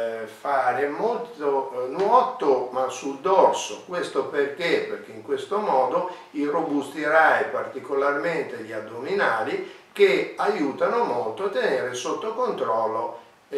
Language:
Italian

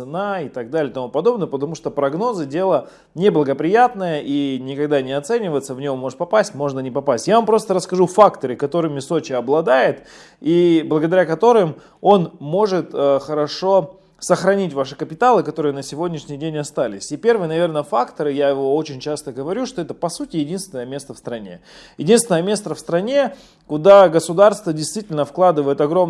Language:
Russian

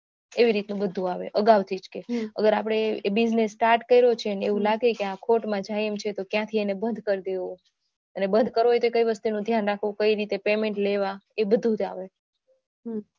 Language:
Gujarati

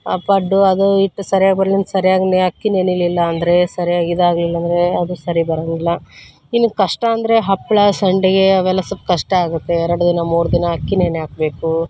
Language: Kannada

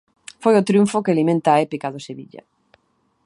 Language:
Galician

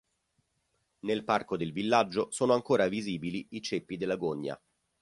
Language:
Italian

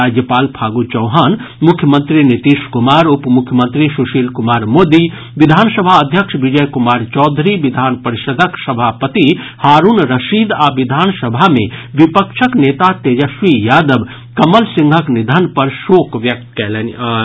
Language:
Maithili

